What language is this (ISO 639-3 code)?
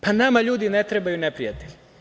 srp